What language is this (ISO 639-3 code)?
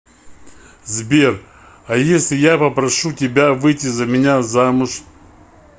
rus